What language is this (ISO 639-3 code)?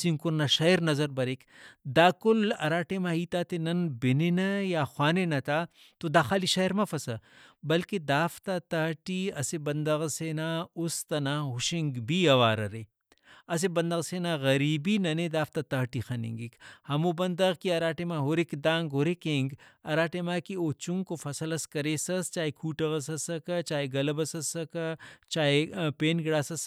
brh